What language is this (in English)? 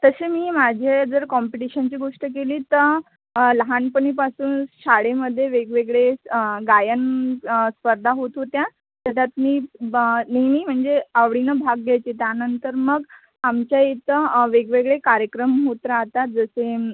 Marathi